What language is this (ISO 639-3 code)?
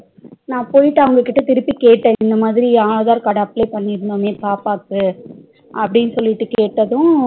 tam